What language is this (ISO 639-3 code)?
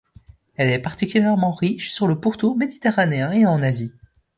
fra